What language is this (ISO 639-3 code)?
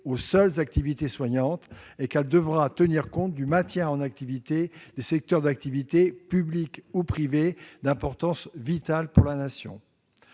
fra